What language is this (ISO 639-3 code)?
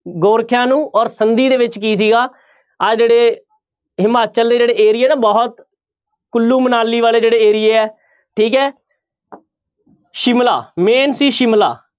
pan